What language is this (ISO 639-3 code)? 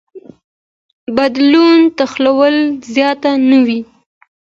pus